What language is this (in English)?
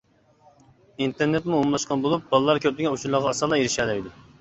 Uyghur